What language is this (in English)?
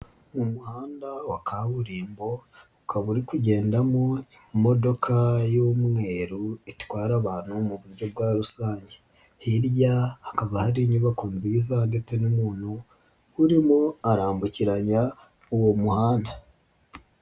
Kinyarwanda